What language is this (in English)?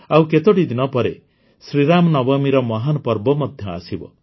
Odia